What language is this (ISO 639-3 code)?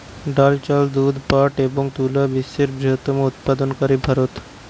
ben